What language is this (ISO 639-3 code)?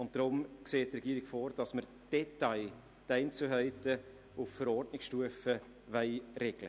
gsw